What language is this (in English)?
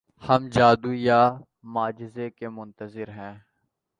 Urdu